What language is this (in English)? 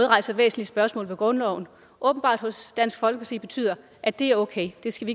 Danish